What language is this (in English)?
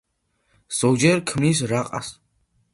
Georgian